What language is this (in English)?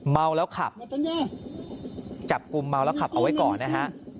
Thai